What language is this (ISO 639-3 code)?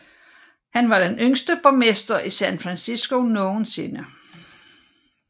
dan